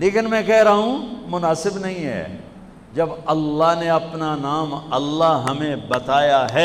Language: Urdu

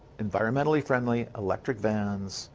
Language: English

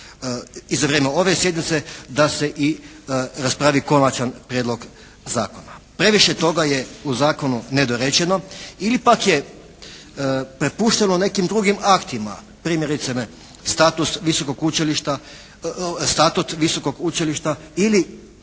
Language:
Croatian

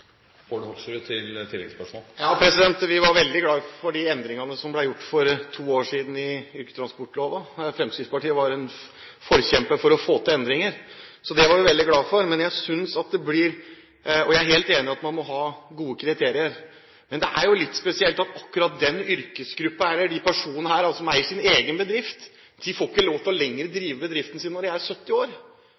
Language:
Norwegian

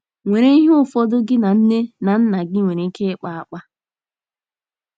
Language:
Igbo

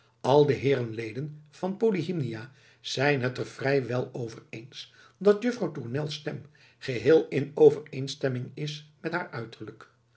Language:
Dutch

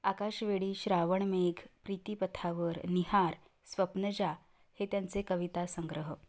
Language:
Marathi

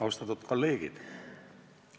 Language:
Estonian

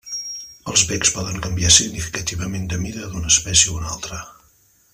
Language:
Catalan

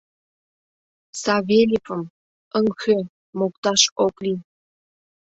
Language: Mari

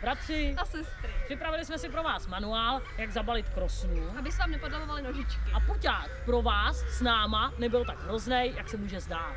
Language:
Czech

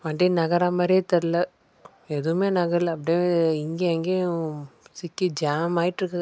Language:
Tamil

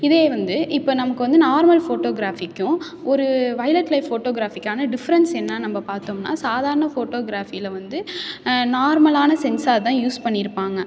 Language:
Tamil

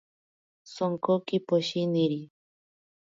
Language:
Ashéninka Perené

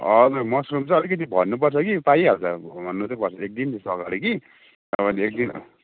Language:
Nepali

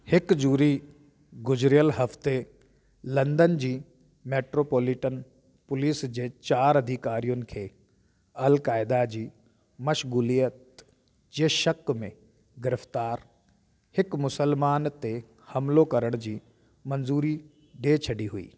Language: Sindhi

